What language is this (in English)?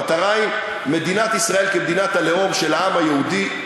Hebrew